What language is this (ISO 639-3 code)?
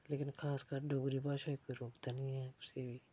doi